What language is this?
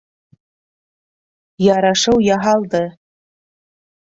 Bashkir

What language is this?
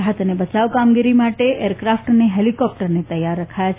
Gujarati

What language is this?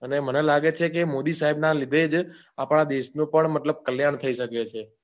Gujarati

